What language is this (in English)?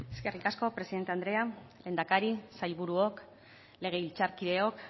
Basque